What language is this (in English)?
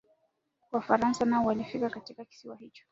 Swahili